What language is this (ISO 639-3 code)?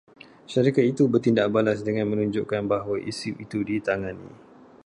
msa